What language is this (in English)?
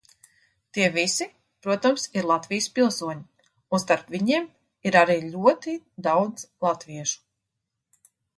Latvian